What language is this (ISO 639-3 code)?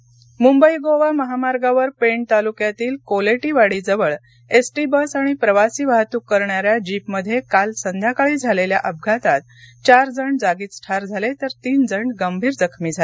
mar